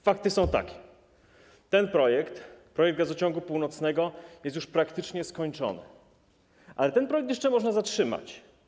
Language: Polish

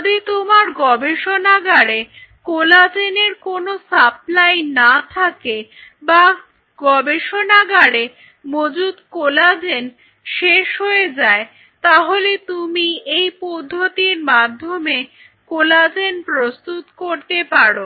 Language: Bangla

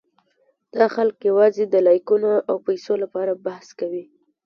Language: Pashto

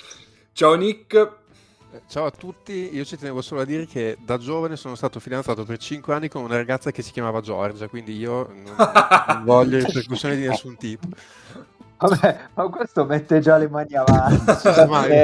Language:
Italian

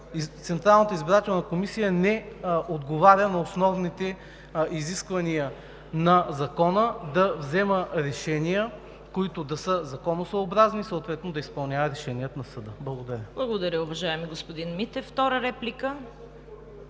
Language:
Bulgarian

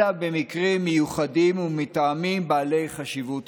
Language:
Hebrew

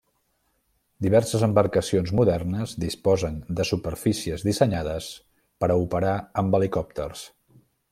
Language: Catalan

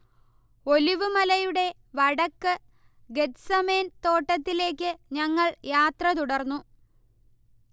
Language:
Malayalam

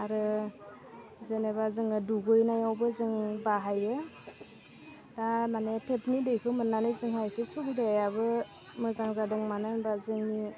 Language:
Bodo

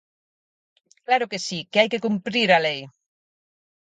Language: Galician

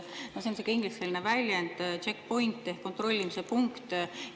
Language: Estonian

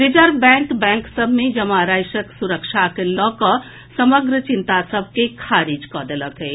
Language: Maithili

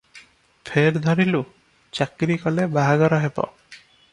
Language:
Odia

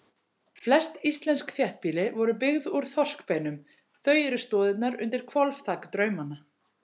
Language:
Icelandic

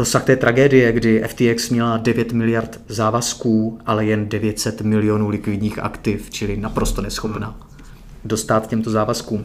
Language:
Czech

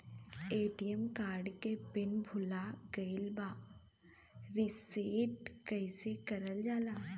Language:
Bhojpuri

